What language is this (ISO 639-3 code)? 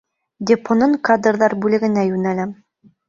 bak